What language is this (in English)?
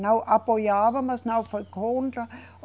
Portuguese